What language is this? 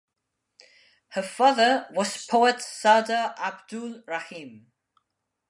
English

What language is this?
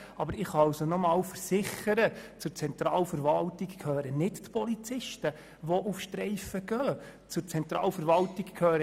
Swiss German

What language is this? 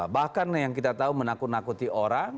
Indonesian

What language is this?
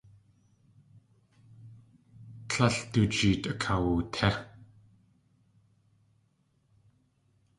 Tlingit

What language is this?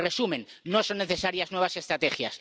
Spanish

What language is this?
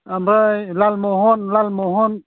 Bodo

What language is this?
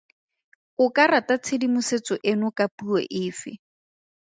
Tswana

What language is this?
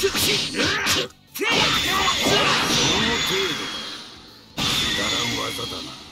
Japanese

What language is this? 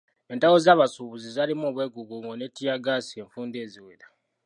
Ganda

